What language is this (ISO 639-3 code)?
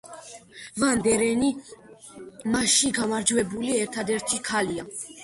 kat